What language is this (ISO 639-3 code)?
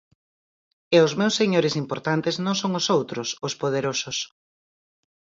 glg